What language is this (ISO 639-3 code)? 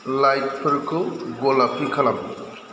brx